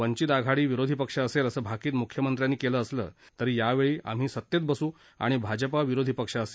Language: Marathi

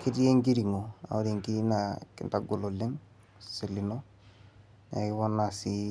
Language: Masai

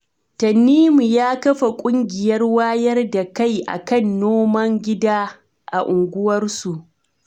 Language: Hausa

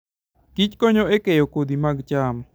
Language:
Luo (Kenya and Tanzania)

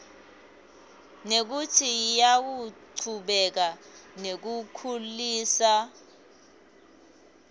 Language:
Swati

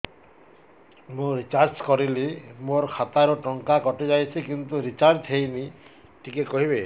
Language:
Odia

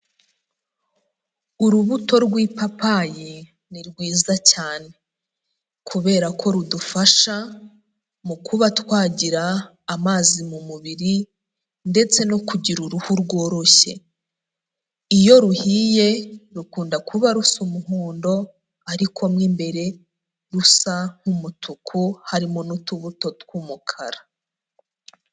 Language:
Kinyarwanda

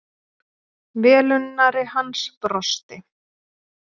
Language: Icelandic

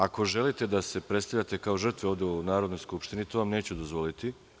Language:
Serbian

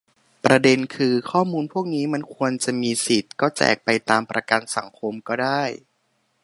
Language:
Thai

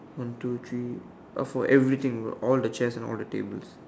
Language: English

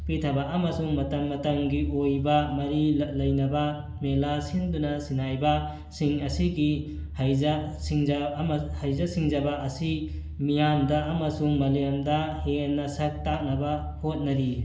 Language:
Manipuri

